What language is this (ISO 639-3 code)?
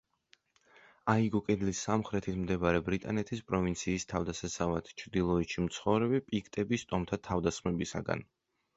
kat